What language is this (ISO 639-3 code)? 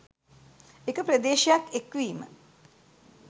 sin